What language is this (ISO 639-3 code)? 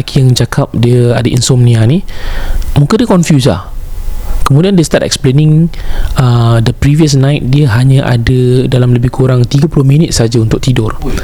msa